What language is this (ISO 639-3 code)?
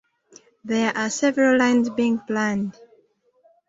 eng